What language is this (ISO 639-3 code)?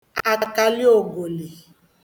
ibo